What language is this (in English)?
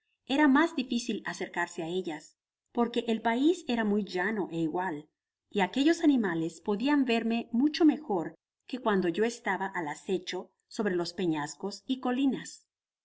Spanish